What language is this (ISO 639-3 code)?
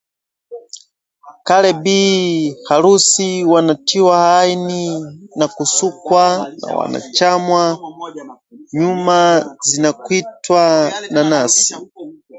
swa